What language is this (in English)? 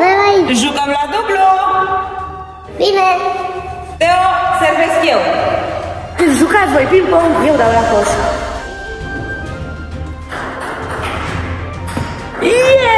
Romanian